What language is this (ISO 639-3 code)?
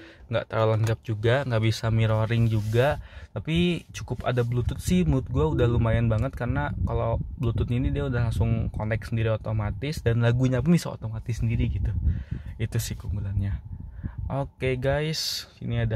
ind